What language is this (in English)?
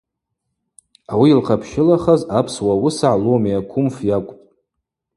Abaza